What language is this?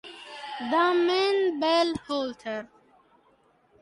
Italian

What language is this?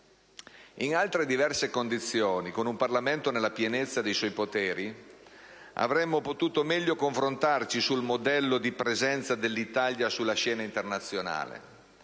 Italian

